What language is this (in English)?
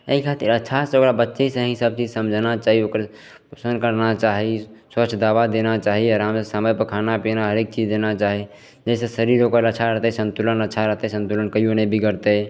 Maithili